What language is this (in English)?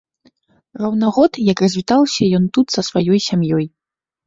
Belarusian